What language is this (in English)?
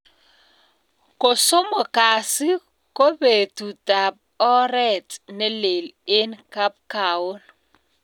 Kalenjin